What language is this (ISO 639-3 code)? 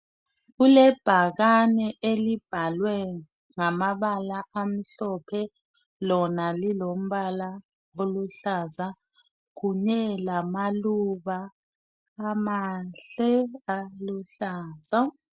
nde